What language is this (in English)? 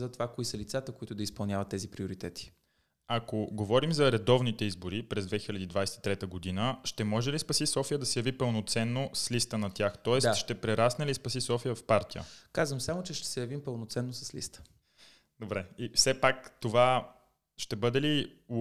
Bulgarian